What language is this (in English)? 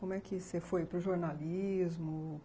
Portuguese